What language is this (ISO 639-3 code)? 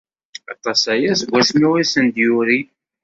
kab